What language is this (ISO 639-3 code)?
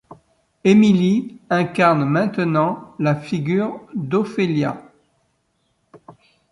fra